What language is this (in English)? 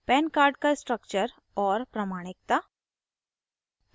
Hindi